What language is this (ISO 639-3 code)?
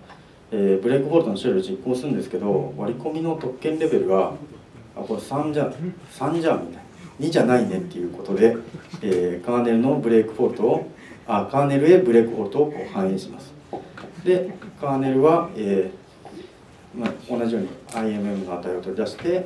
jpn